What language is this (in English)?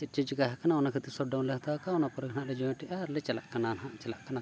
Santali